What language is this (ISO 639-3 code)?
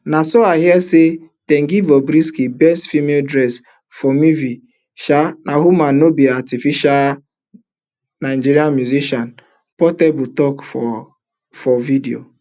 pcm